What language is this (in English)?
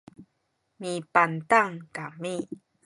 Sakizaya